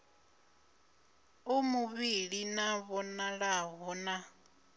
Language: Venda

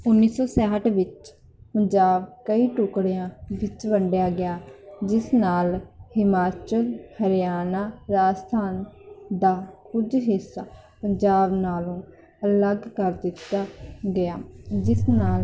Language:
Punjabi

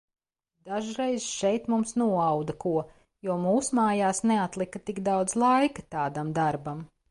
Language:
Latvian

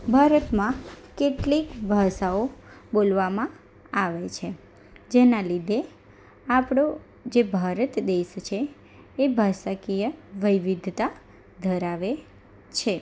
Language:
Gujarati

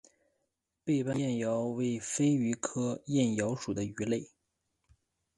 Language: Chinese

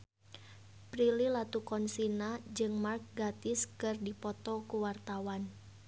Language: Sundanese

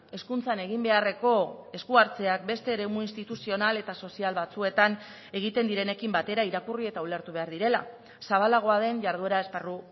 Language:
Basque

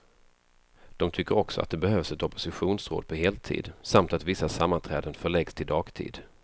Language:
Swedish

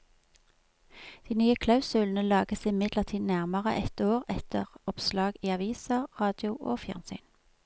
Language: Norwegian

